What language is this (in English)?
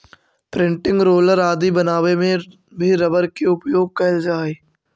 Magahi